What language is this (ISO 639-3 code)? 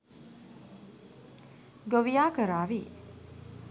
sin